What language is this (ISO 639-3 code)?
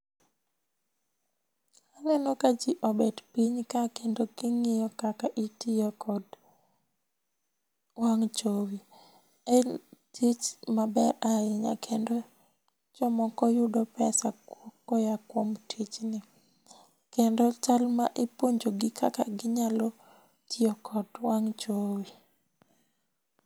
luo